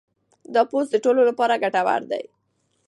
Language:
Pashto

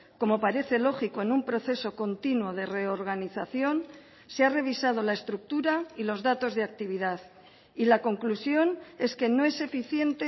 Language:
Spanish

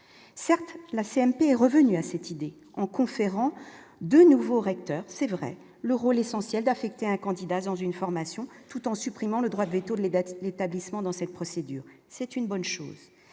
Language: French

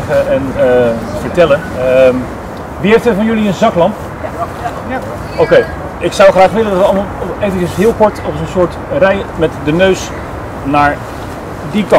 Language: Dutch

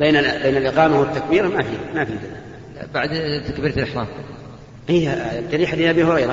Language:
Arabic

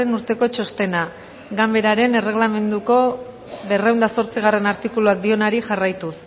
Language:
Basque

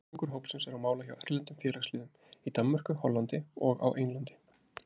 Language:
Icelandic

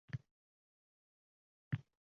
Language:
Uzbek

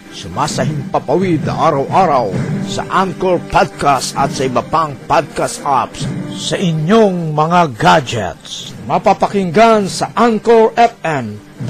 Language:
Filipino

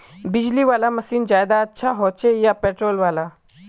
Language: Magahi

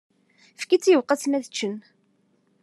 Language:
Kabyle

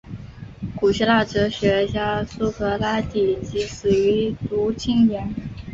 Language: Chinese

